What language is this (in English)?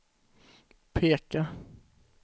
Swedish